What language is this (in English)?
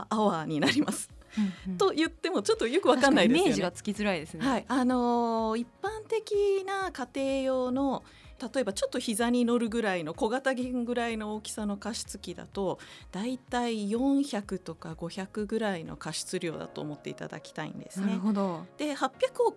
Japanese